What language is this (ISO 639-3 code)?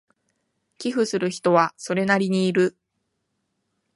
jpn